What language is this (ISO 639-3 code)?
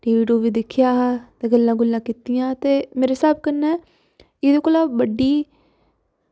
doi